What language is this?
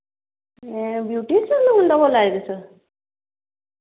Dogri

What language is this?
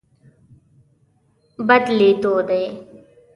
Pashto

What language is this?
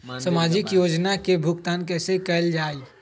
Magahi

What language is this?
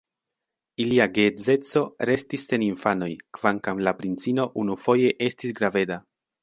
Esperanto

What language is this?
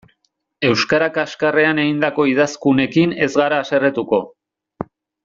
Basque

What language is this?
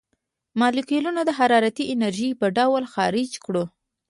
Pashto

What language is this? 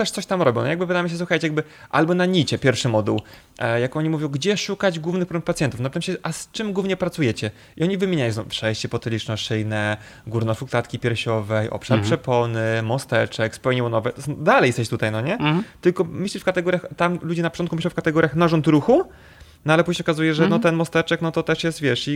Polish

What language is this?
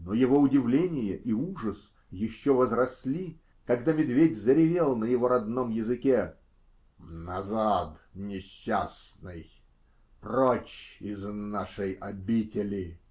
Russian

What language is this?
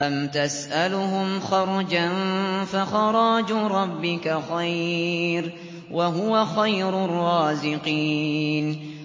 Arabic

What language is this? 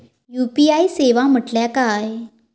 Marathi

